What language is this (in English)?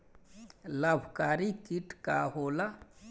Bhojpuri